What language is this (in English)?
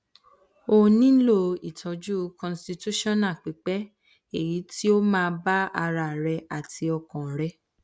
Yoruba